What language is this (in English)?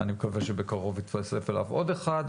Hebrew